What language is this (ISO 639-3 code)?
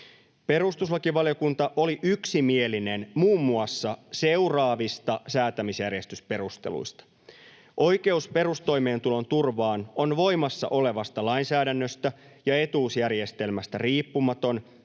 fin